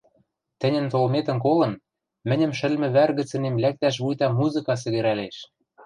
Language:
Western Mari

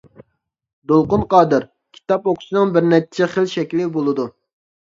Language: Uyghur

